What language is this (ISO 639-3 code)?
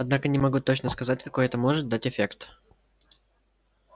rus